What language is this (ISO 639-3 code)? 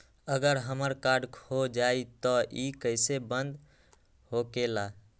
mag